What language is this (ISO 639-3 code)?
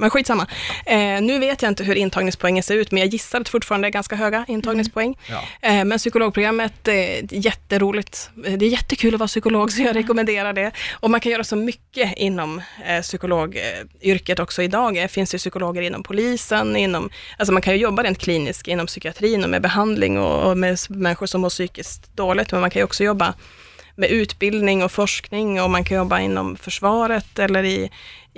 swe